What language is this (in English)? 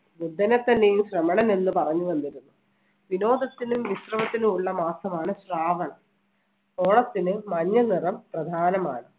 Malayalam